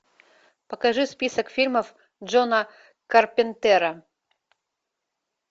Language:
Russian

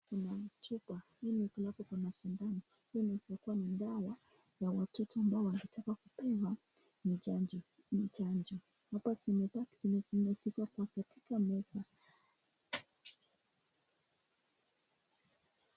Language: Swahili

